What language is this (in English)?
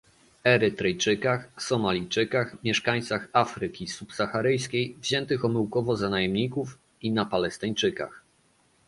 Polish